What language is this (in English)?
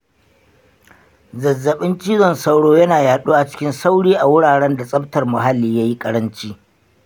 Hausa